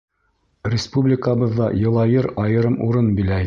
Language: Bashkir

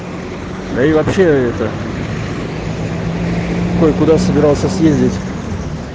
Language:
Russian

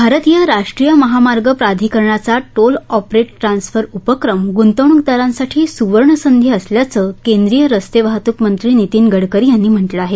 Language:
Marathi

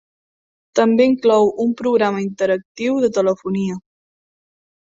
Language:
Catalan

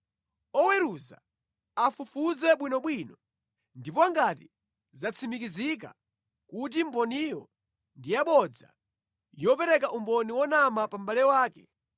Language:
Nyanja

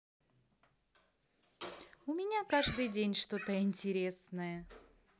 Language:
Russian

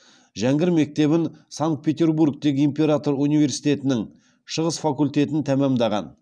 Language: Kazakh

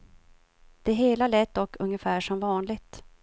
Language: Swedish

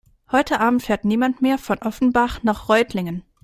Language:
German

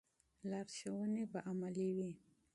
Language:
Pashto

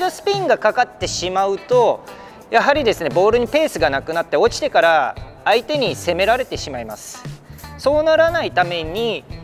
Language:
Japanese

